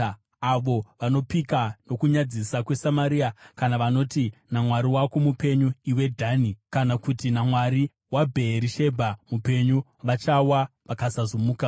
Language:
Shona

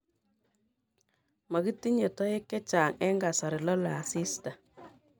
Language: Kalenjin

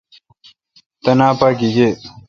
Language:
Kalkoti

